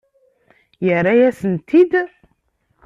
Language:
Kabyle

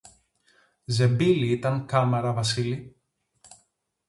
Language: Greek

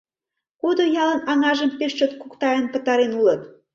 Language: Mari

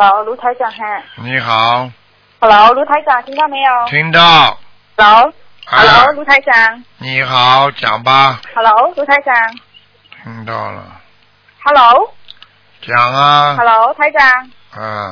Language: Chinese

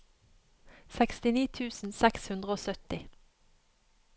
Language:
Norwegian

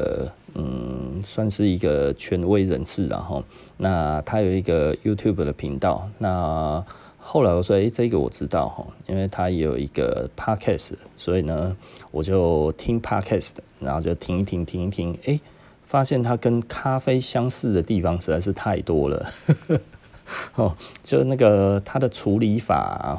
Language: Chinese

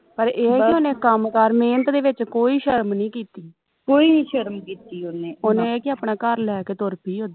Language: Punjabi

